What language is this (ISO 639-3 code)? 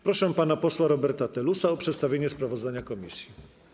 pol